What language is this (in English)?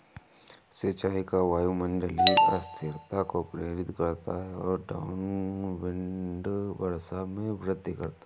Hindi